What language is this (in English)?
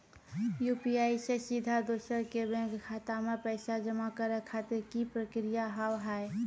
Maithili